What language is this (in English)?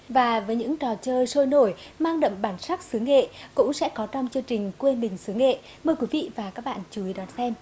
Vietnamese